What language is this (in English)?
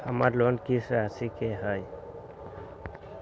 Magahi